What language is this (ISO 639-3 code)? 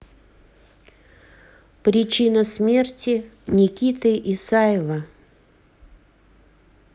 rus